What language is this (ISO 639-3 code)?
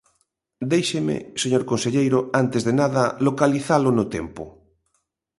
glg